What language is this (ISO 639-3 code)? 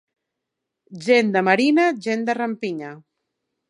cat